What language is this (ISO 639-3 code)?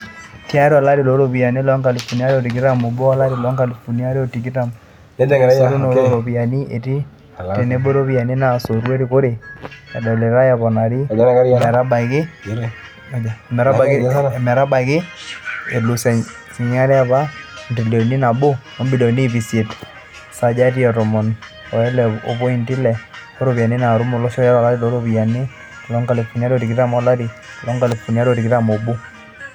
mas